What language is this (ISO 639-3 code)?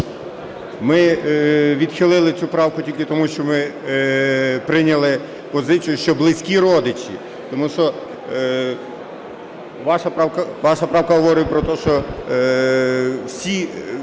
ukr